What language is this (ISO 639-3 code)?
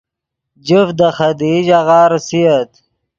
ydg